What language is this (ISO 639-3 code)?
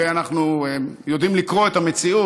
heb